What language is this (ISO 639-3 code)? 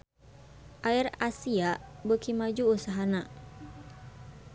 sun